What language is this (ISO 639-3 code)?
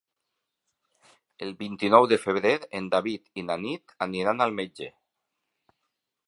cat